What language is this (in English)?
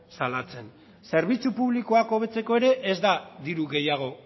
Basque